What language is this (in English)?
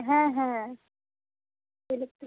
Bangla